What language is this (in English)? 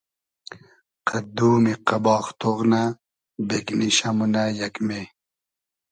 Hazaragi